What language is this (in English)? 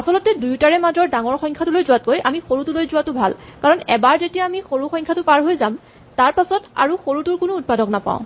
Assamese